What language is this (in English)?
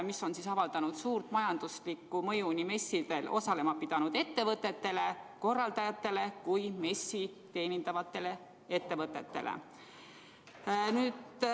Estonian